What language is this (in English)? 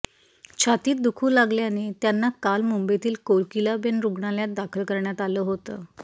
Marathi